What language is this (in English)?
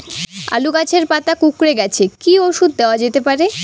Bangla